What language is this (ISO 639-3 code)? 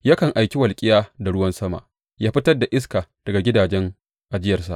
hau